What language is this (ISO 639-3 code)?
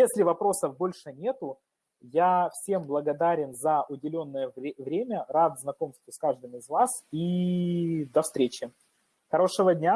rus